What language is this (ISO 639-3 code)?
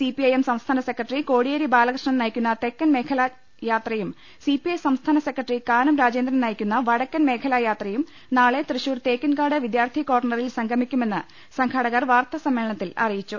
mal